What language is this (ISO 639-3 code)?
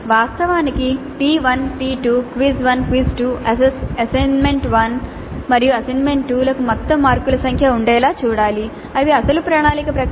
tel